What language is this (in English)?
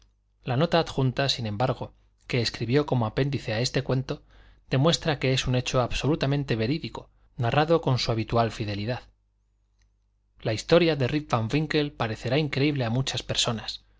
Spanish